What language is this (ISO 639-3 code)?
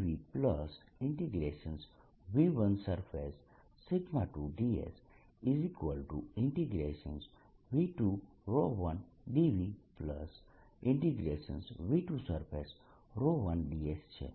guj